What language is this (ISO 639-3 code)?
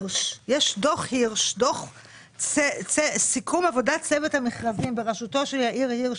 heb